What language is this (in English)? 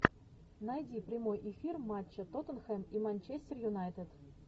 Russian